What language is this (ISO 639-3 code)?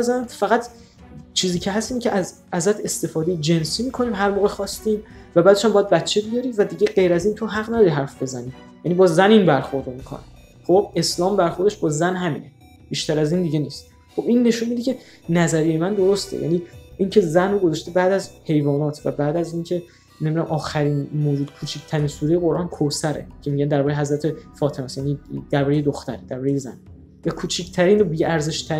fas